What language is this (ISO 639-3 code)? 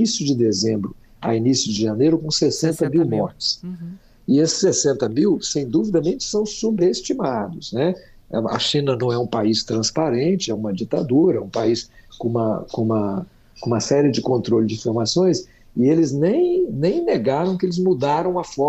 por